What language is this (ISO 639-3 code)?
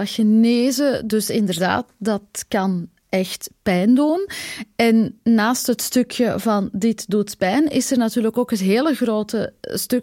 nld